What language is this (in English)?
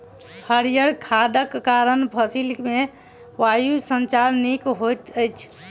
Maithili